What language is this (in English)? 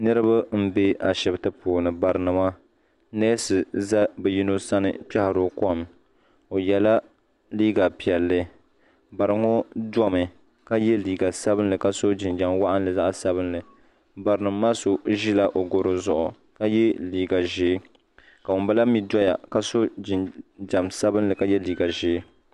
Dagbani